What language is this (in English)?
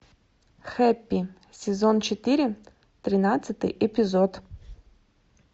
Russian